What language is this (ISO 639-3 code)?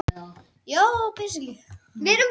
isl